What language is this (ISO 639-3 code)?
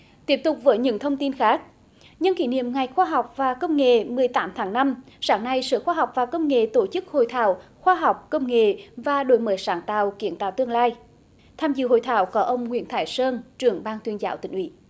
vie